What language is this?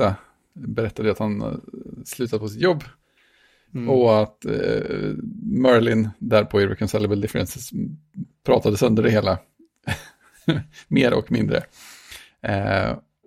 Swedish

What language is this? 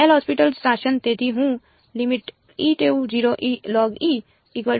Gujarati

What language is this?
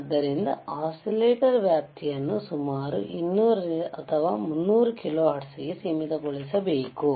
Kannada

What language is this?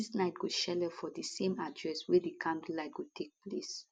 Nigerian Pidgin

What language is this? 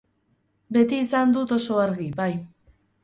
Basque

